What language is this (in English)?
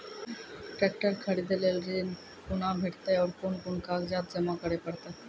Maithili